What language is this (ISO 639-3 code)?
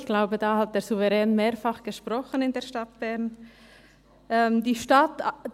gsw